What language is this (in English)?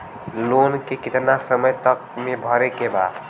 Bhojpuri